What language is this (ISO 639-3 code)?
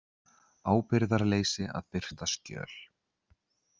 isl